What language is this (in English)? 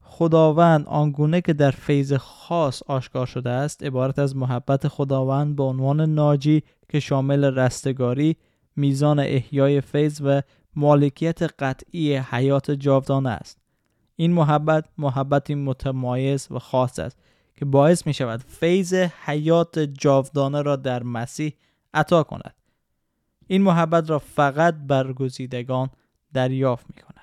Persian